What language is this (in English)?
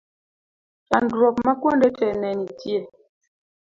Luo (Kenya and Tanzania)